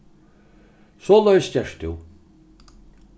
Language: Faroese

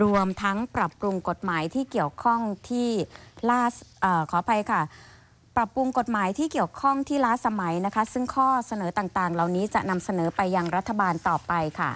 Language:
Thai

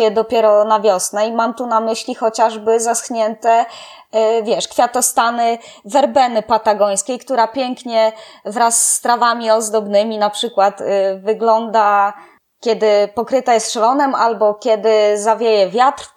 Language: Polish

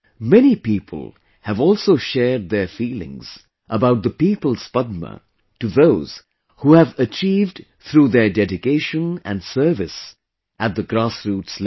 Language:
English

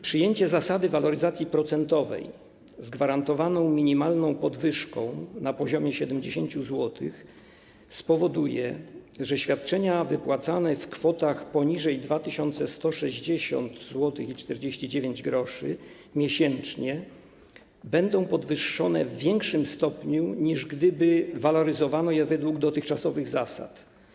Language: Polish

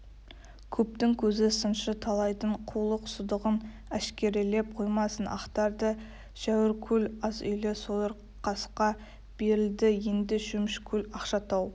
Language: Kazakh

